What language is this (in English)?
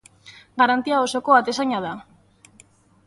Basque